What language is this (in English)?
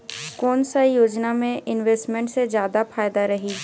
Chhattisgarhi